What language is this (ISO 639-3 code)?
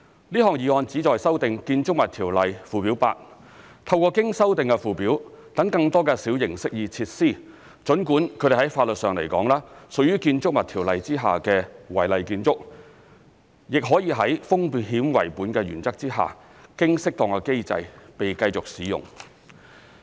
yue